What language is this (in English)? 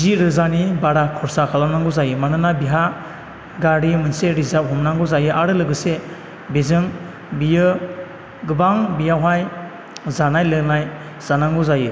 Bodo